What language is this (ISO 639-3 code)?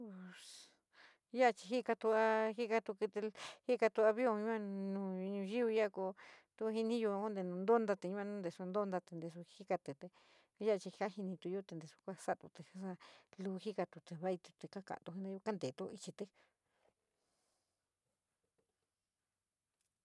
mig